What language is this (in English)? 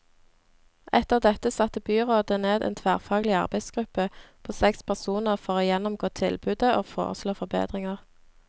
Norwegian